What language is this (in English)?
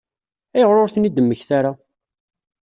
Kabyle